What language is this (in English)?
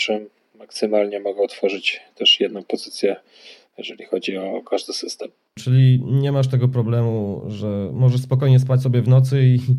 Polish